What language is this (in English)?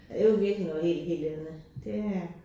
Danish